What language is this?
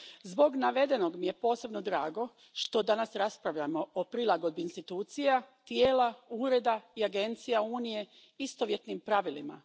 Croatian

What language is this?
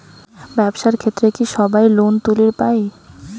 Bangla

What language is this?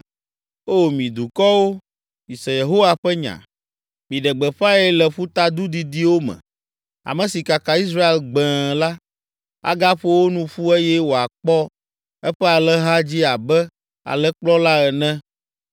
Ewe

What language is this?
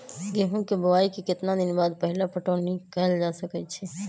Magahi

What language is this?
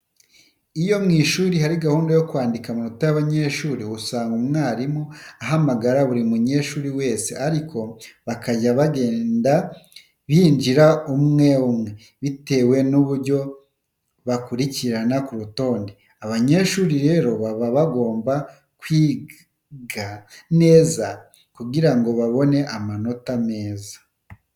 Kinyarwanda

